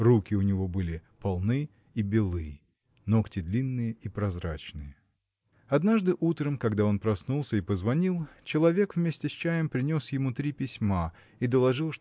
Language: Russian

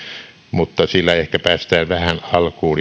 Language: Finnish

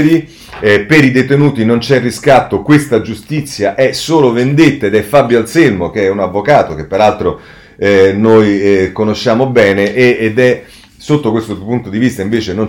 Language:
Italian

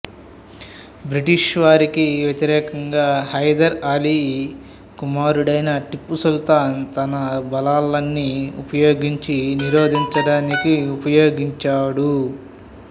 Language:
Telugu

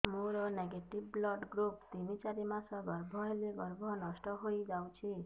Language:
Odia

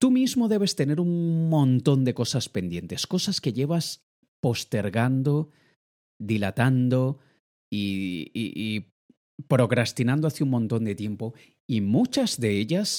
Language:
Spanish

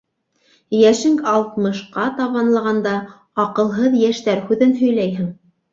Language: Bashkir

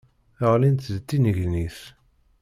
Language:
Kabyle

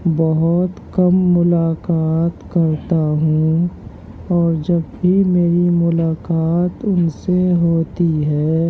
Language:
Urdu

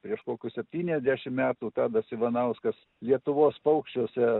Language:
Lithuanian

